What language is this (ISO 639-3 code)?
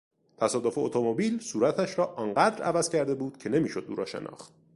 fas